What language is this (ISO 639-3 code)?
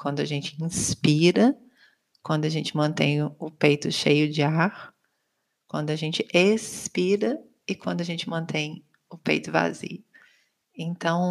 por